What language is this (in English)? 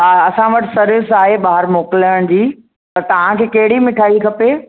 Sindhi